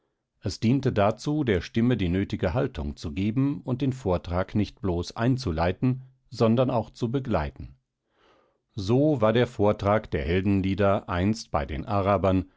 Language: German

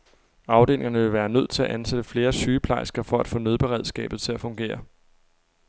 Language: Danish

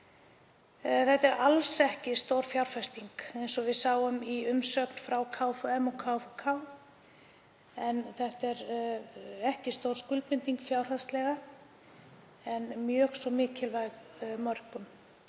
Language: Icelandic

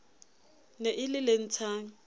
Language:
Southern Sotho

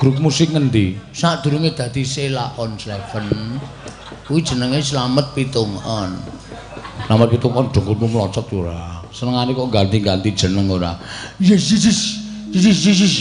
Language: Indonesian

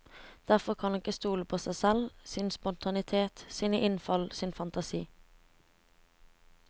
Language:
Norwegian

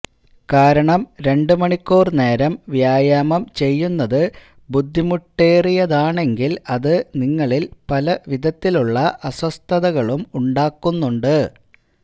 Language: Malayalam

